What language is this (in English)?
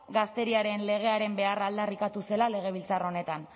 Basque